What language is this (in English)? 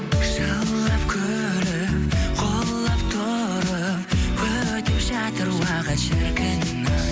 Kazakh